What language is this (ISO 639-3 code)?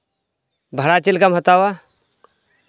sat